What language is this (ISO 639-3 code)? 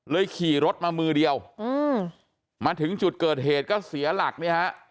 tha